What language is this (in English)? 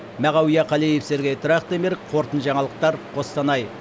Kazakh